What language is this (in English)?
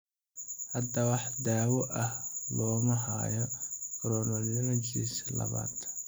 Somali